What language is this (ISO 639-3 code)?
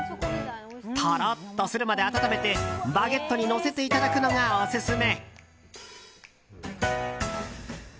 jpn